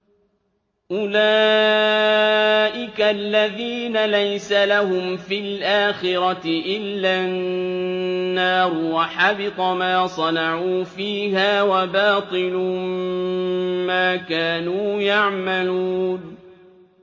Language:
Arabic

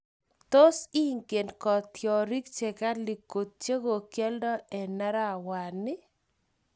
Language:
Kalenjin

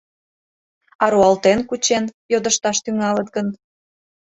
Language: Mari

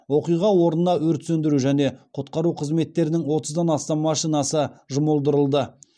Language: Kazakh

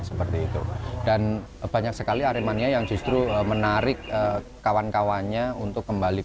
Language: Indonesian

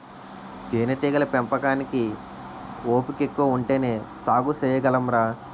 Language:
Telugu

